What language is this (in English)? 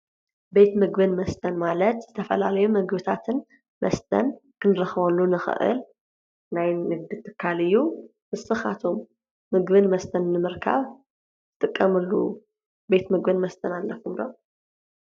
Tigrinya